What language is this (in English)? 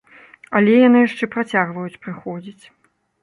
Belarusian